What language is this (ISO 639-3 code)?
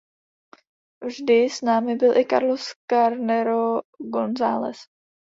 ces